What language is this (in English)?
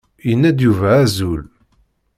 Kabyle